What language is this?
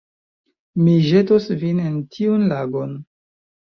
Esperanto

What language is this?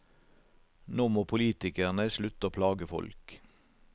Norwegian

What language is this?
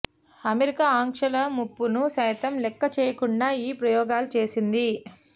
Telugu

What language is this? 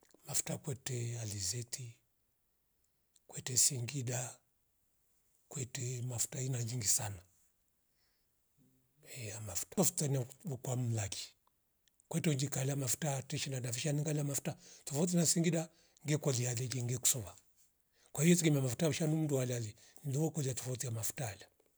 Rombo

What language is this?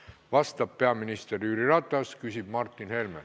Estonian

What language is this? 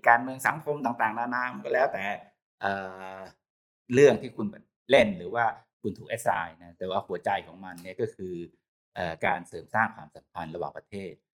Thai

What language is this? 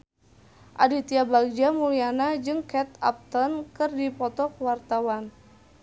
Sundanese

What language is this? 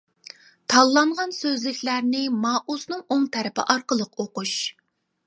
Uyghur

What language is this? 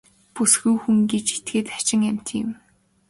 Mongolian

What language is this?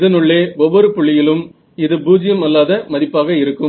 Tamil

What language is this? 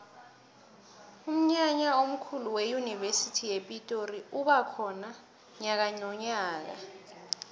South Ndebele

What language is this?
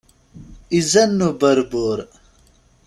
Kabyle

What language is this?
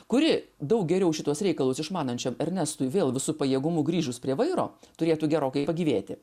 Lithuanian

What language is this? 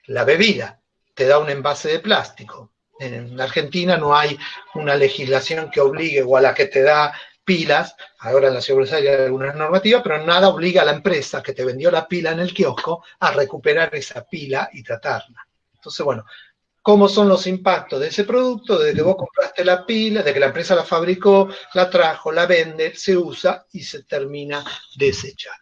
Spanish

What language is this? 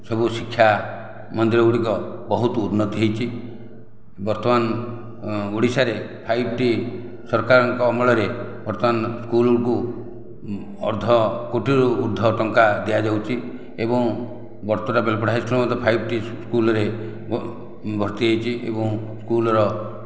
Odia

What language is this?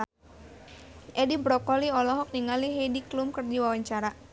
Sundanese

